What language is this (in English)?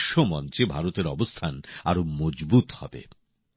Bangla